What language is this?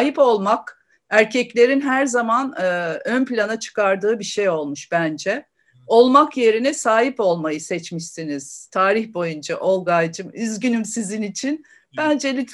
Turkish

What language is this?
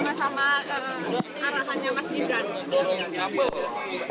Indonesian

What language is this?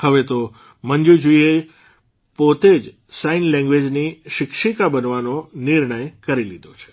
Gujarati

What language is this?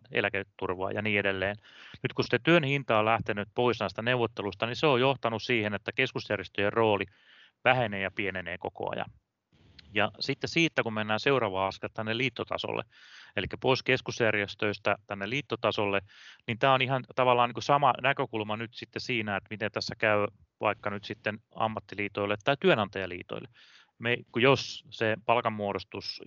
Finnish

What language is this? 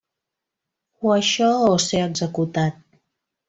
Catalan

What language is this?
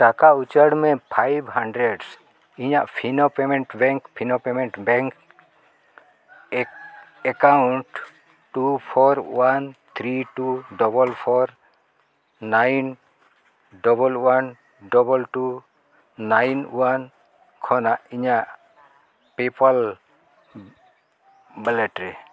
Santali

